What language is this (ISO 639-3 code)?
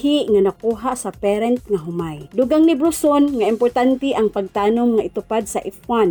fil